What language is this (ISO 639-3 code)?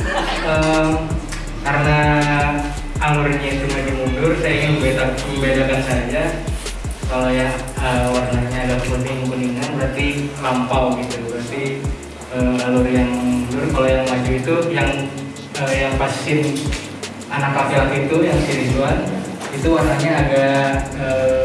ind